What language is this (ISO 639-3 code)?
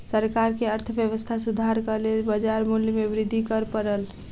mai